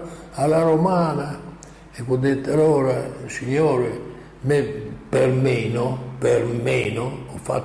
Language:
Italian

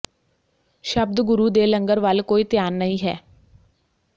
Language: Punjabi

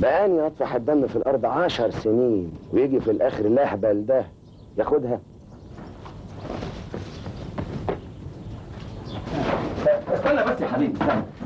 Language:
Arabic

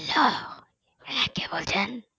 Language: Bangla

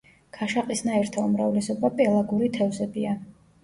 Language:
Georgian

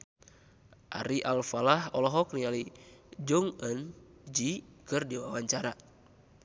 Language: Sundanese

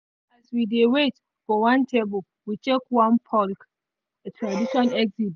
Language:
Nigerian Pidgin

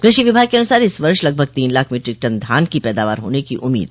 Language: Hindi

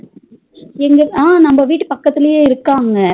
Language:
Tamil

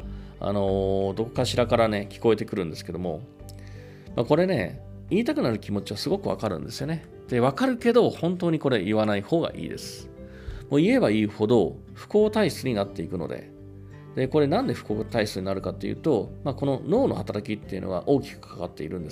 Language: Japanese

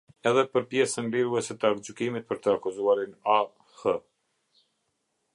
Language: Albanian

